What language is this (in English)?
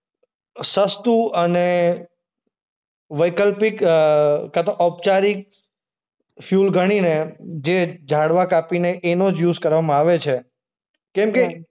Gujarati